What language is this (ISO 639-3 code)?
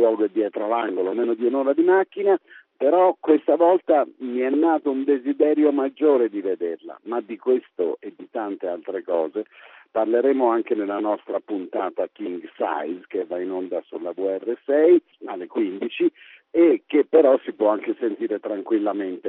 ita